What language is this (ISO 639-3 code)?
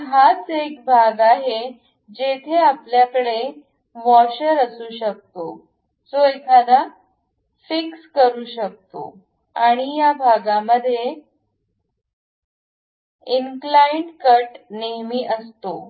mar